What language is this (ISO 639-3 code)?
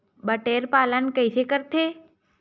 hne